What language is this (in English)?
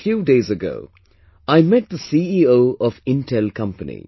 English